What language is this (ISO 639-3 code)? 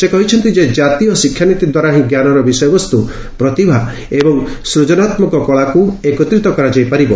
ori